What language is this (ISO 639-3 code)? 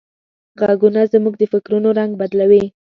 pus